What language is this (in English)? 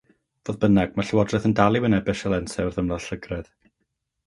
Welsh